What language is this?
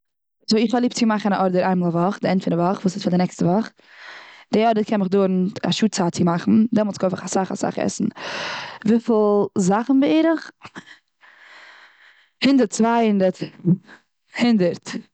Yiddish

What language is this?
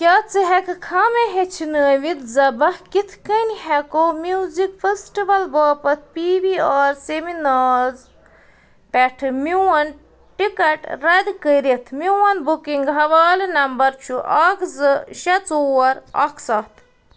Kashmiri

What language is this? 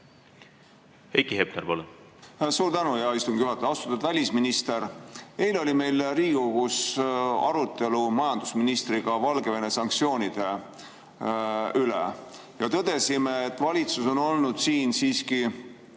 Estonian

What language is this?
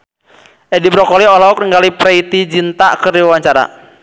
Sundanese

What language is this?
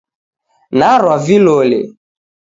Taita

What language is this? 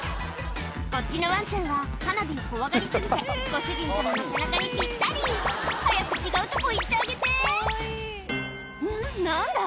Japanese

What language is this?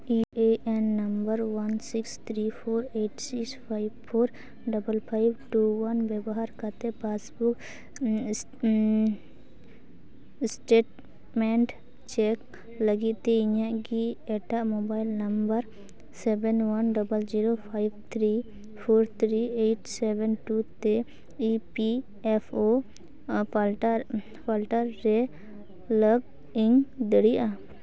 Santali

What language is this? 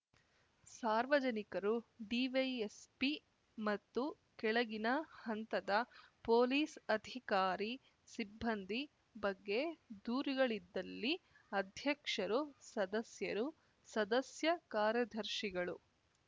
Kannada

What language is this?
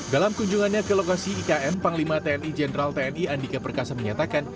Indonesian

